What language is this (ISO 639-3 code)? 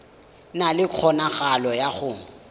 tsn